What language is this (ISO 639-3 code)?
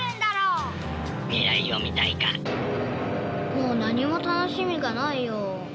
jpn